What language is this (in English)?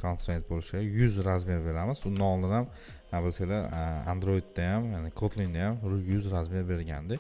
Turkish